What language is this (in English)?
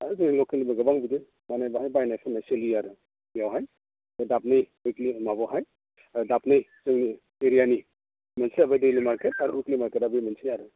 Bodo